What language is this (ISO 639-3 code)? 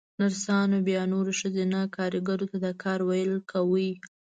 pus